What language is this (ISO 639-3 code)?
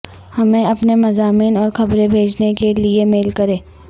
urd